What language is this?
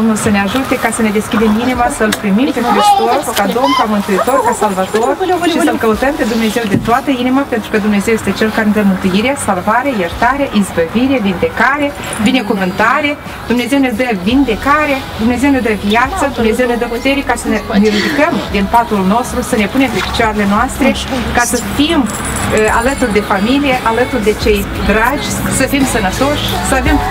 Romanian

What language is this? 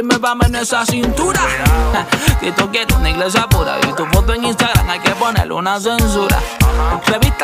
Portuguese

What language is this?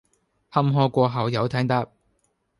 Cantonese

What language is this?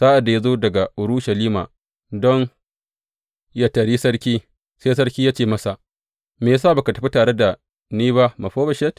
Hausa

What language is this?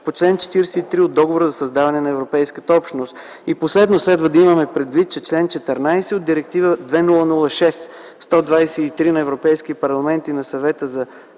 Bulgarian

